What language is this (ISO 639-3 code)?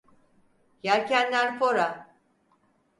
tur